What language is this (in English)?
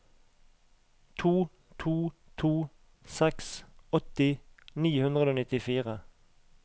Norwegian